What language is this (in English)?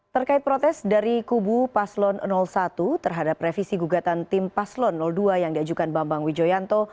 Indonesian